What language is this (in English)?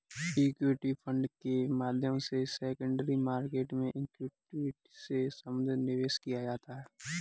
Hindi